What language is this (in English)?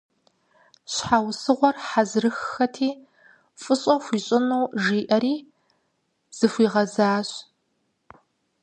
Kabardian